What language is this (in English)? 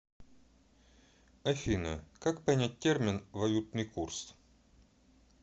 Russian